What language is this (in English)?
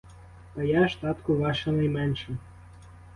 Ukrainian